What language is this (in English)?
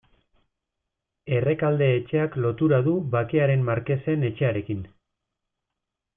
Basque